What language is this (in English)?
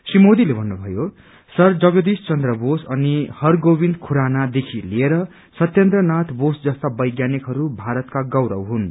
Nepali